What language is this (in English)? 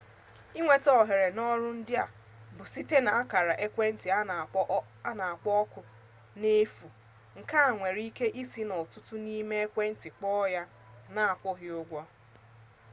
Igbo